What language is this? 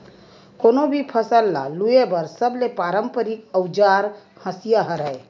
Chhattisgarhi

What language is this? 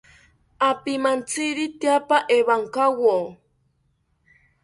South Ucayali Ashéninka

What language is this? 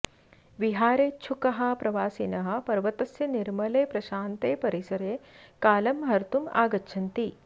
Sanskrit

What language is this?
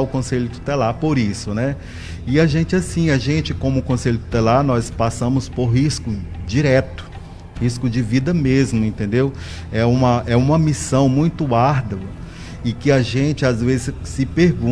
Portuguese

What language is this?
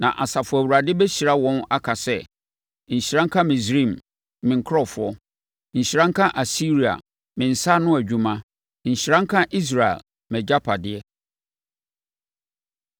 Akan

